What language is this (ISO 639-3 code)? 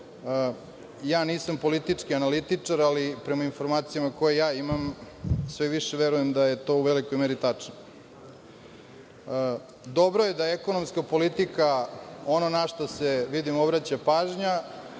srp